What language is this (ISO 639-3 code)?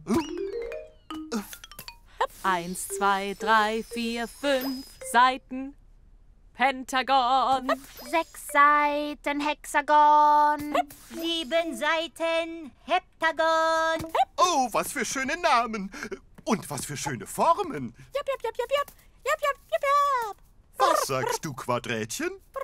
deu